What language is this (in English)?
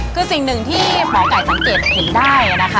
Thai